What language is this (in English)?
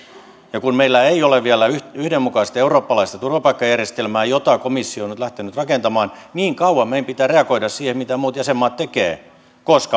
Finnish